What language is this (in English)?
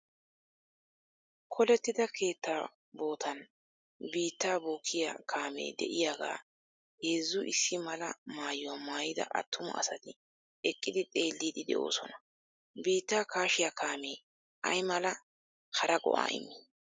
Wolaytta